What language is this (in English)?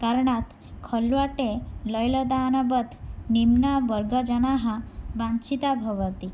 Sanskrit